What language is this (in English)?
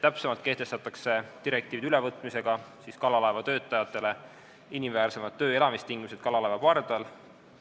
Estonian